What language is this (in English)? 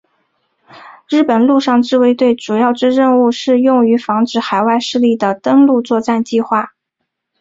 Chinese